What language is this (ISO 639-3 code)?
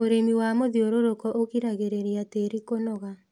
kik